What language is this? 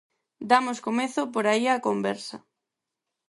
Galician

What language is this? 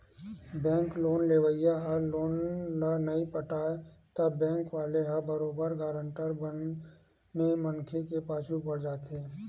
Chhattisgarhi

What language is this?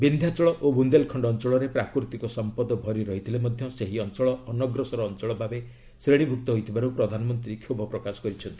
Odia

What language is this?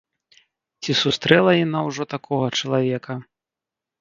Belarusian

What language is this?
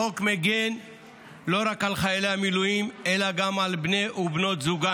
Hebrew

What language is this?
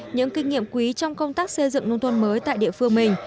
Vietnamese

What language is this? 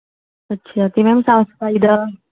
Punjabi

